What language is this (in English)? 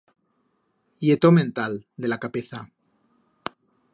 Aragonese